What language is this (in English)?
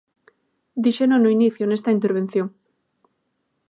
Galician